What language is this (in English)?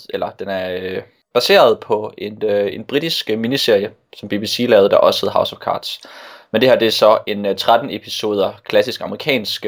Danish